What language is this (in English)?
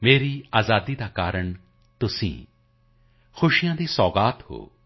Punjabi